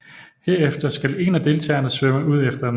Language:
Danish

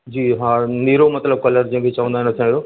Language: Sindhi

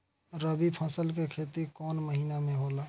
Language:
Bhojpuri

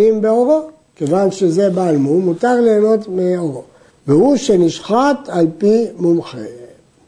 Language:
Hebrew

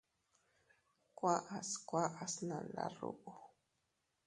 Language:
Teutila Cuicatec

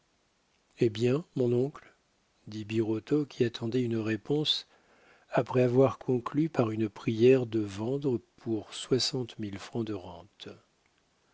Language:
French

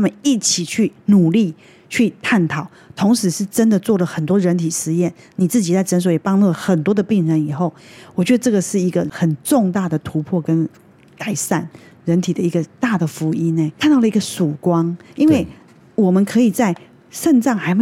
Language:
Chinese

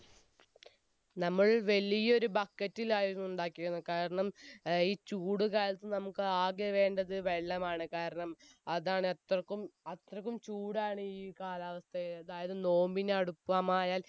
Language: Malayalam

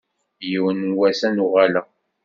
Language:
Kabyle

